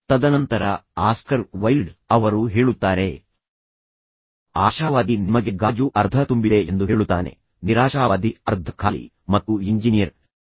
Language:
Kannada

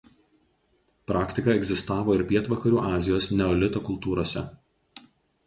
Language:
Lithuanian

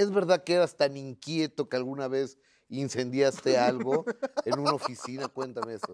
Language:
Spanish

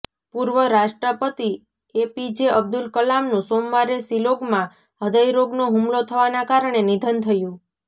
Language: Gujarati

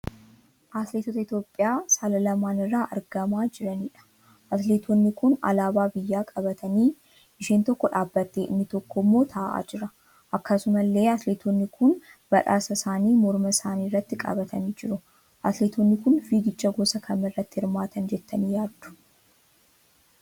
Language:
Oromo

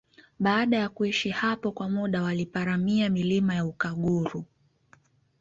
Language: Swahili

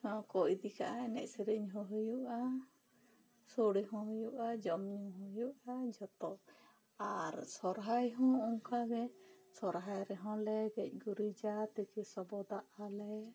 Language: Santali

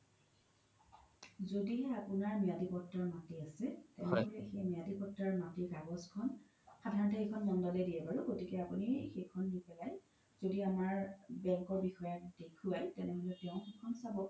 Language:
Assamese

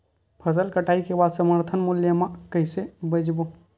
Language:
Chhattisgarhi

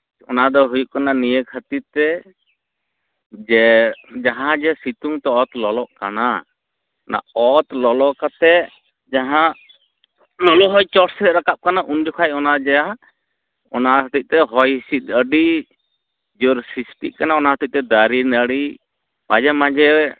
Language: Santali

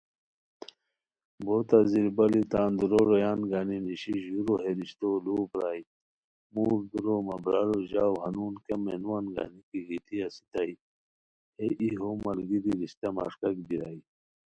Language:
Khowar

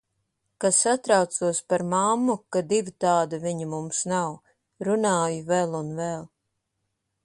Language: Latvian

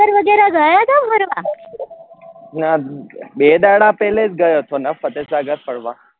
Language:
Gujarati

